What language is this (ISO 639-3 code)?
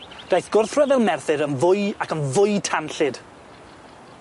cym